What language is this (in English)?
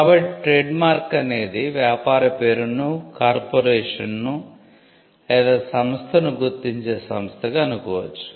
Telugu